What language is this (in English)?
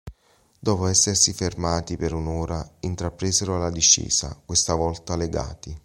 Italian